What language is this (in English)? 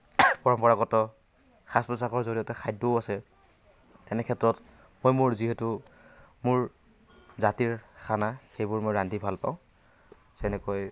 Assamese